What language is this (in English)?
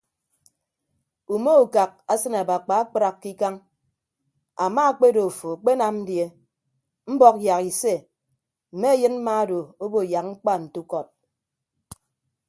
Ibibio